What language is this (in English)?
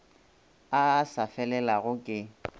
Northern Sotho